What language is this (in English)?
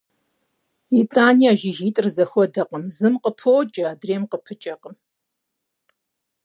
Kabardian